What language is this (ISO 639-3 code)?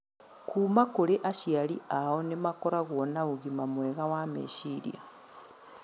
kik